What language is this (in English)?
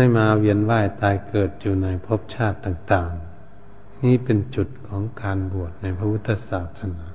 Thai